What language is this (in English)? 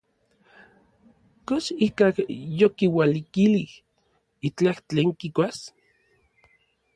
Orizaba Nahuatl